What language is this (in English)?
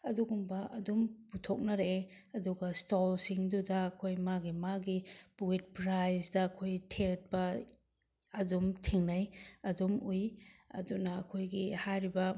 Manipuri